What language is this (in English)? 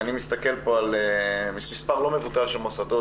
Hebrew